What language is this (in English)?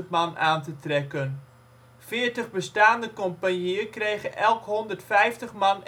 Dutch